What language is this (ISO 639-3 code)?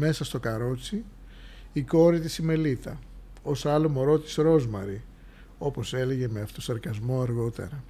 ell